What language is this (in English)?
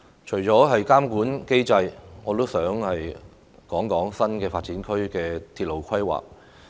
Cantonese